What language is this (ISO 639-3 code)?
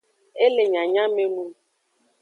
ajg